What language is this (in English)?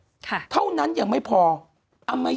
Thai